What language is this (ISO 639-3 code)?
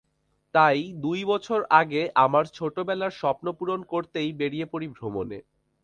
ben